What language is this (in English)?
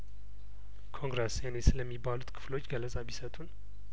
Amharic